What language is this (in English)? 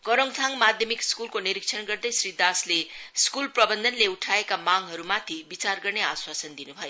Nepali